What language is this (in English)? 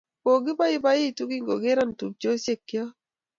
Kalenjin